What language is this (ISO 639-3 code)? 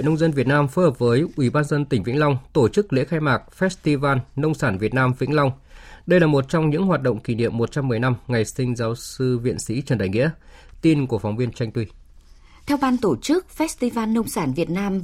vie